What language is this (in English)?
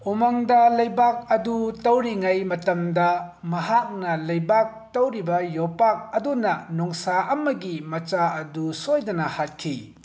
Manipuri